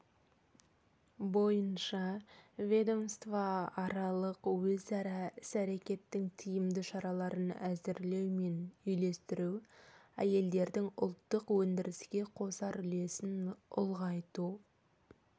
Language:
Kazakh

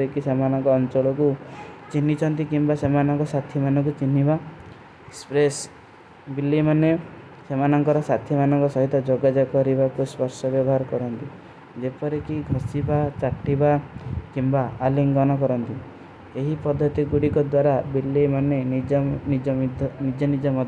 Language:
Kui (India)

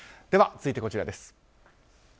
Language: Japanese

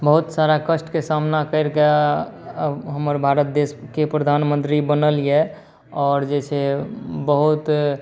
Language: Maithili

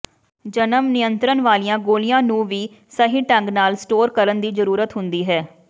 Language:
Punjabi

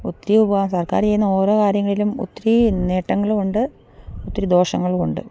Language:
Malayalam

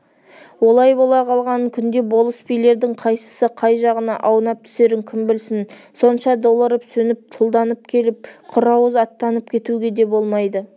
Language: Kazakh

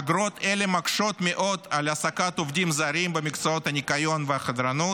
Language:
Hebrew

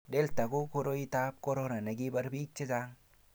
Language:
Kalenjin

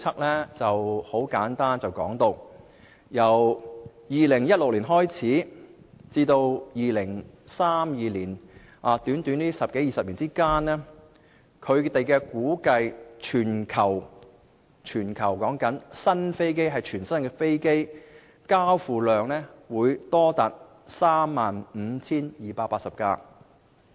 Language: Cantonese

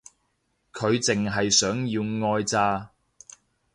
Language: Cantonese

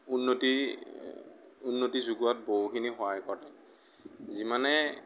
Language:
Assamese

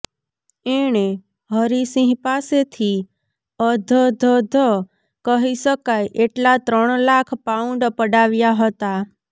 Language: Gujarati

